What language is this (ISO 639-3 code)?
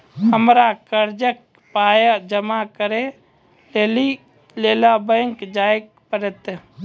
mai